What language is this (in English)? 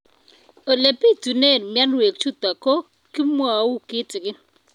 Kalenjin